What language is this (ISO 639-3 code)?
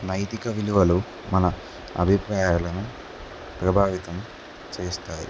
tel